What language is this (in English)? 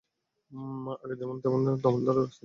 Bangla